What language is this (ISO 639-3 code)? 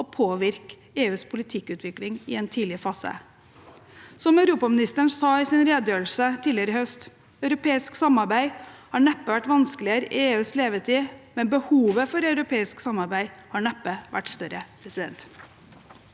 nor